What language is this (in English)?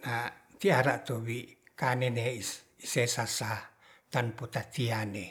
Ratahan